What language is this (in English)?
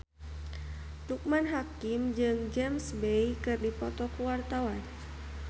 Sundanese